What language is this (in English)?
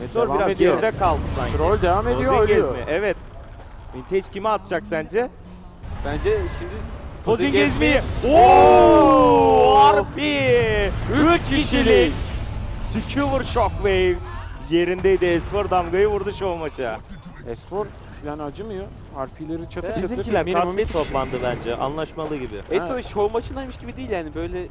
Turkish